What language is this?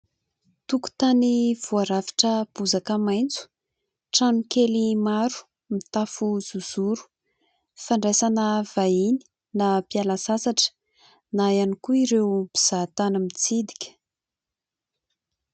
Malagasy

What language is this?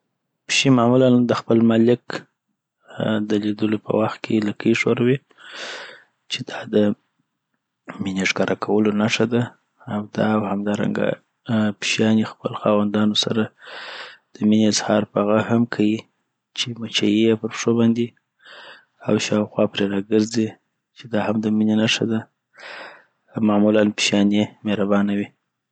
Southern Pashto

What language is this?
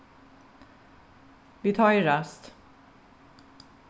Faroese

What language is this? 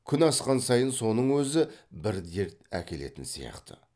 Kazakh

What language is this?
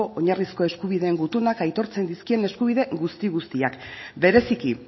Basque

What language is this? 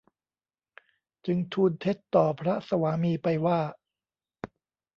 Thai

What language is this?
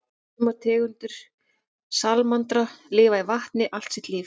Icelandic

